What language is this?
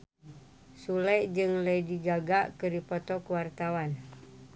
Sundanese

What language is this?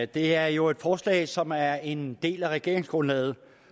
Danish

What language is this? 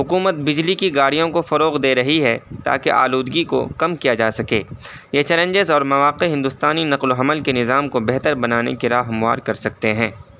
Urdu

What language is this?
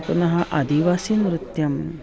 Sanskrit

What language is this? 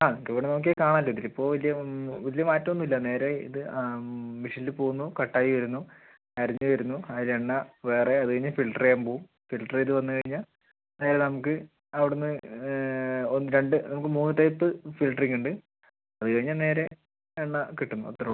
Malayalam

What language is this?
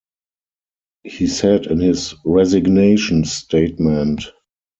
English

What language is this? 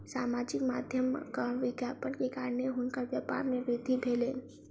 Maithili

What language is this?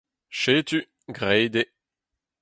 Breton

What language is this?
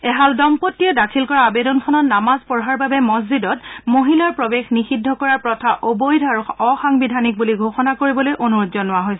Assamese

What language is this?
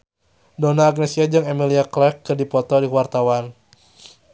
Sundanese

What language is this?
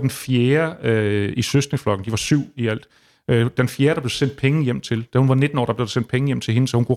Danish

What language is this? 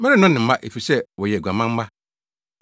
Akan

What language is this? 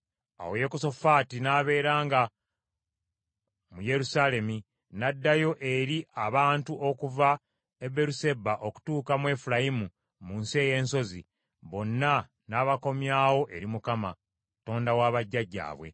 Ganda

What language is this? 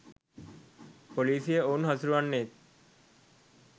Sinhala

